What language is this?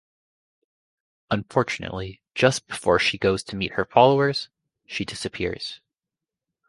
English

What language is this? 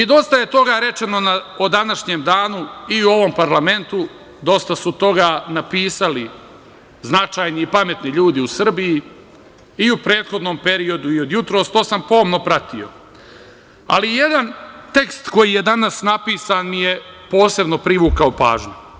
Serbian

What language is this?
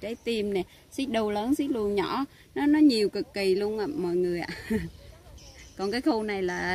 Vietnamese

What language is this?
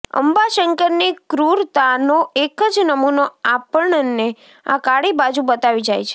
Gujarati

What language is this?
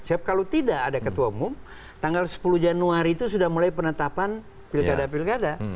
Indonesian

